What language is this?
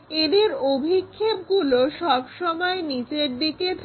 Bangla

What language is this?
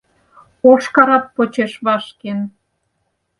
Mari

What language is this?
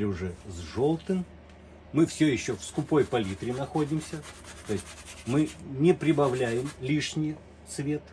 Russian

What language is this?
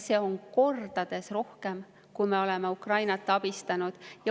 Estonian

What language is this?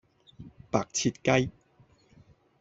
Cantonese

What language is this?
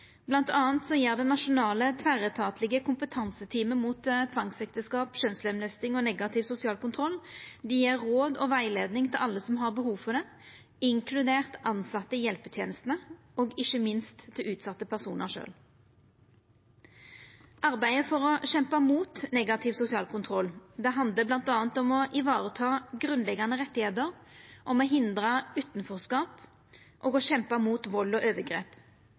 Norwegian Nynorsk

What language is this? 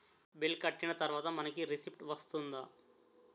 Telugu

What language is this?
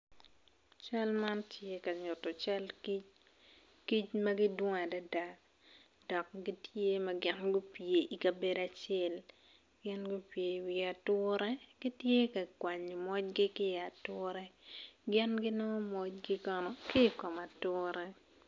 Acoli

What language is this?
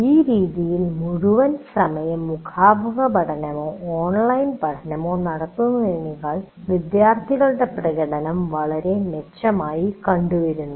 Malayalam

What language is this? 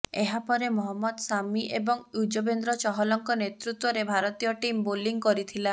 Odia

